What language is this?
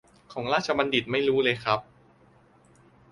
Thai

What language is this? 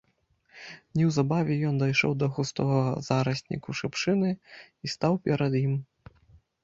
Belarusian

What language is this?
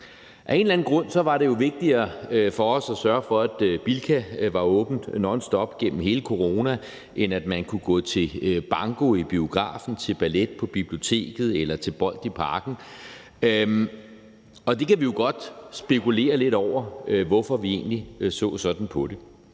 Danish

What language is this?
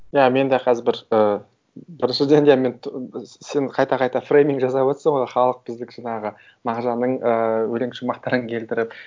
Kazakh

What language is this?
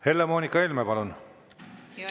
Estonian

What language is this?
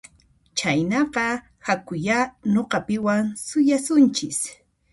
Puno Quechua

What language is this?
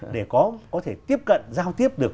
Vietnamese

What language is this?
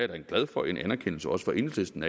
Danish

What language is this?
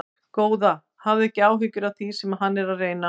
Icelandic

